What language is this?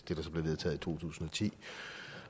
Danish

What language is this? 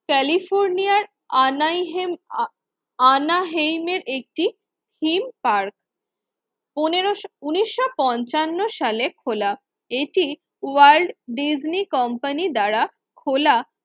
Bangla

